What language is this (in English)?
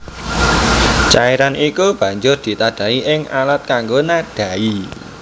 Javanese